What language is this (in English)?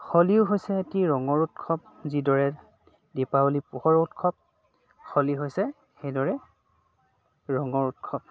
Assamese